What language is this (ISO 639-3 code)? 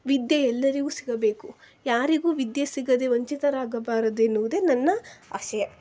kan